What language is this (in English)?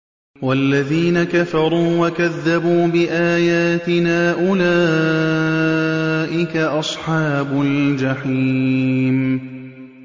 Arabic